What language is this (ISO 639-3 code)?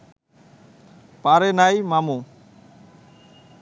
ben